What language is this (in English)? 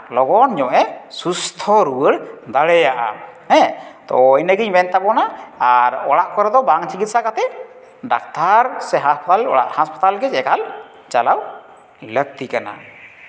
Santali